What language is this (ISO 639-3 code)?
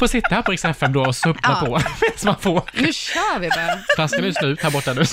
swe